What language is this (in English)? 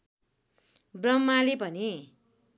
Nepali